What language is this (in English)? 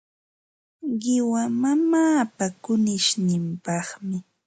Ambo-Pasco Quechua